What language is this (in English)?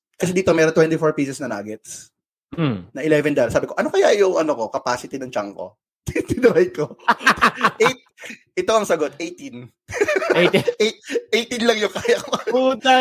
Filipino